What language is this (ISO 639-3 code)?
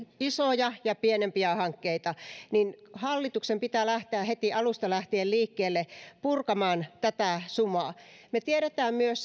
fin